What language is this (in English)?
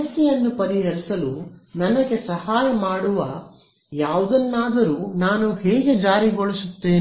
Kannada